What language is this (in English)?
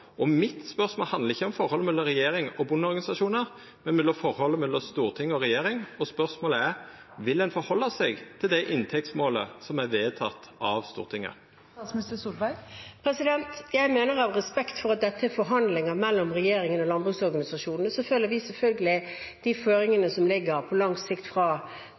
Norwegian